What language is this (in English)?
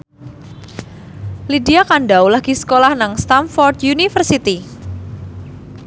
Javanese